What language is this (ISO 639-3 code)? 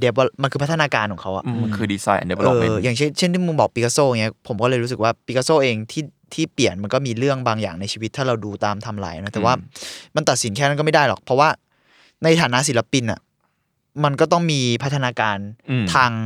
tha